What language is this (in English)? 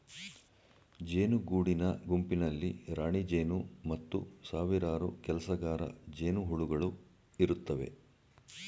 Kannada